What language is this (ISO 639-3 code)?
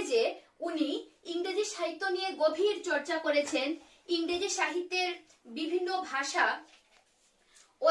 kor